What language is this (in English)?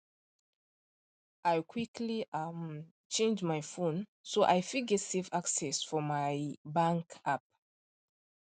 Nigerian Pidgin